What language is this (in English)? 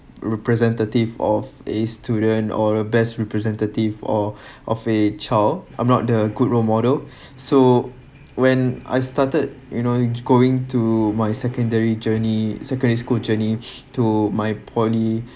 English